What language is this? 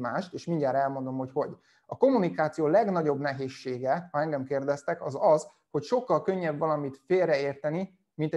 Hungarian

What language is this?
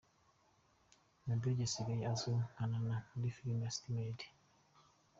Kinyarwanda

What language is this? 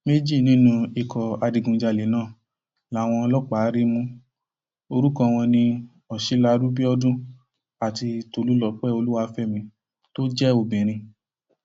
Yoruba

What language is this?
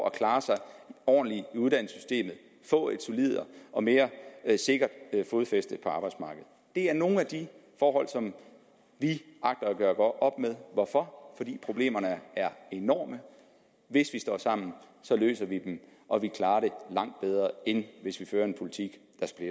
Danish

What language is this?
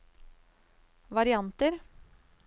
Norwegian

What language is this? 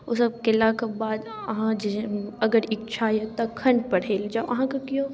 Maithili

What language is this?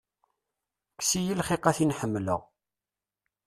Kabyle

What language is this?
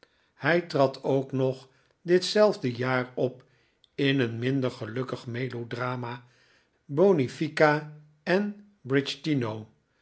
Dutch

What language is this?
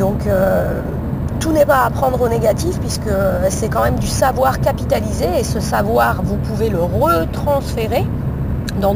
French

